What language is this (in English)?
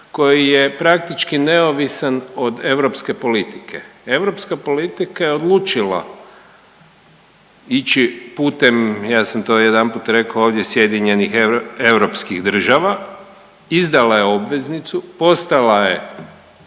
Croatian